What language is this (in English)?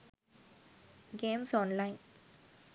Sinhala